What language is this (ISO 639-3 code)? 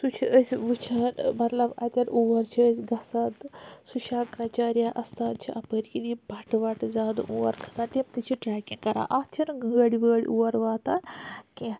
kas